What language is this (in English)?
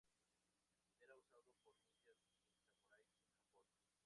Spanish